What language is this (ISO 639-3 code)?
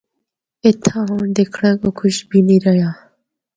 hno